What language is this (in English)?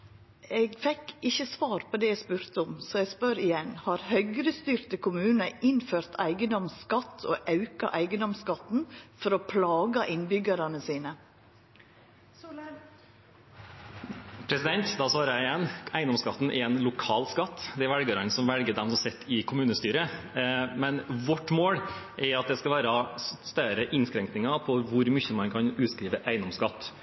Norwegian